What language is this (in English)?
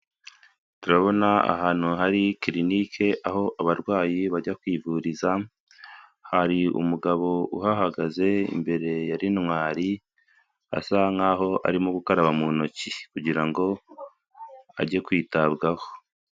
Kinyarwanda